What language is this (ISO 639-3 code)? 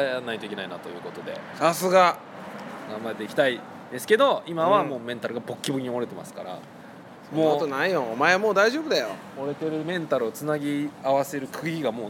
jpn